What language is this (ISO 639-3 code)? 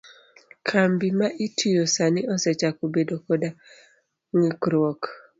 luo